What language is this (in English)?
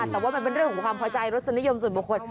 Thai